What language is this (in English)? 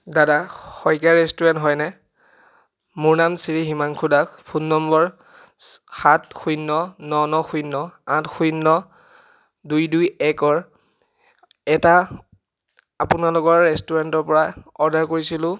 Assamese